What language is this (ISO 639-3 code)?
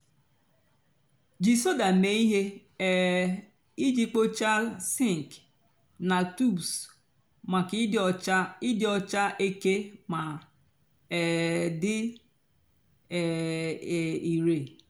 ibo